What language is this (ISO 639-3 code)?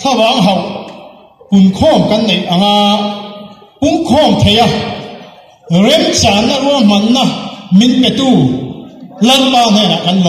ara